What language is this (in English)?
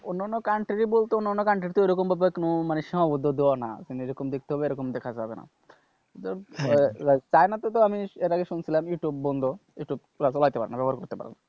Bangla